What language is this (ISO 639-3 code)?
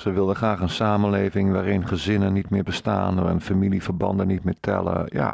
nld